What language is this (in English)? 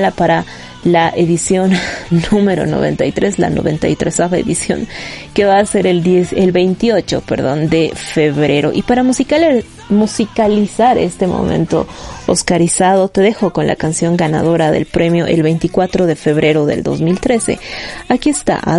Spanish